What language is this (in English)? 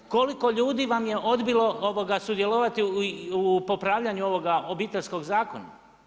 Croatian